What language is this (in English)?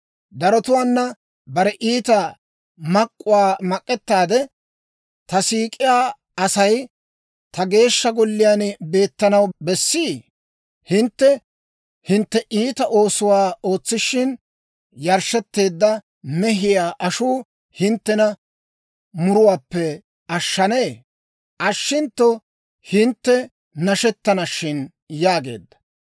Dawro